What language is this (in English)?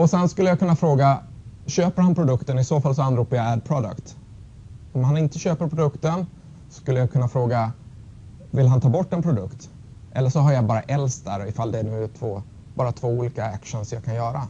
Swedish